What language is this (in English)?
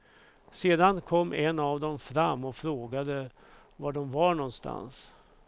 Swedish